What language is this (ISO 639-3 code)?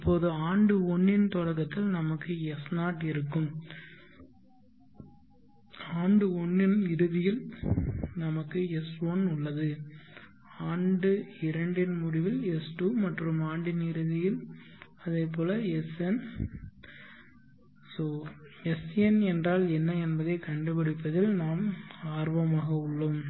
tam